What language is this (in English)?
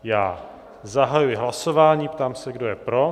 Czech